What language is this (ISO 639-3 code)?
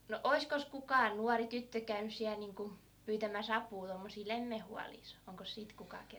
fin